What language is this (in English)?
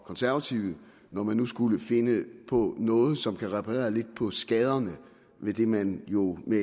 Danish